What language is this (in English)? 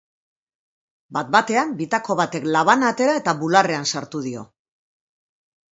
Basque